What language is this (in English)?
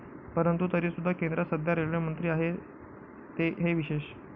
Marathi